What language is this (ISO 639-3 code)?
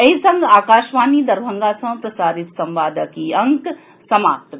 mai